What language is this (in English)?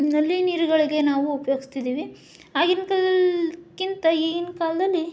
Kannada